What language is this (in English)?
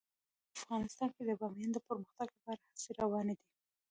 Pashto